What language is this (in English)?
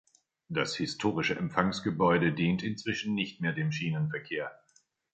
German